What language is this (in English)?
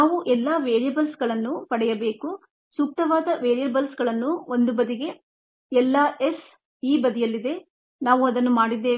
Kannada